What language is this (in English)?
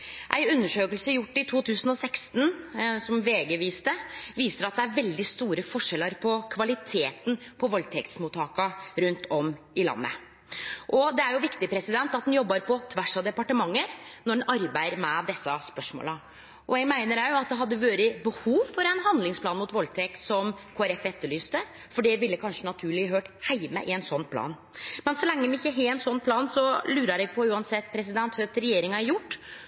Norwegian Nynorsk